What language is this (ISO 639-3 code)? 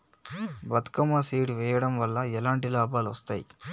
tel